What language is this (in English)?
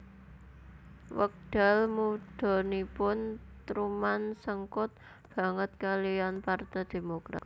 Javanese